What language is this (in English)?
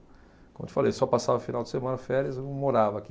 Portuguese